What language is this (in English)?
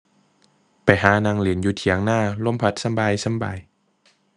Thai